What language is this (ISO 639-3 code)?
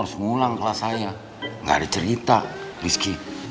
ind